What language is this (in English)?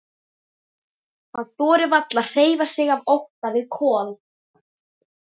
Icelandic